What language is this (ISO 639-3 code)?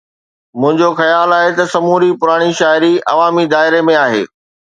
snd